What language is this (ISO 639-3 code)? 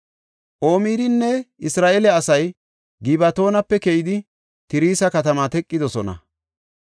gof